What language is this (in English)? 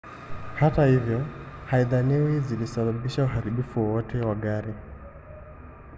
Swahili